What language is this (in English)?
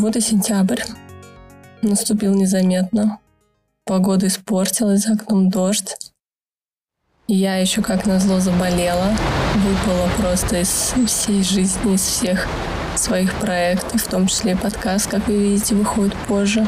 Russian